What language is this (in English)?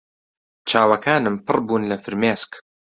Central Kurdish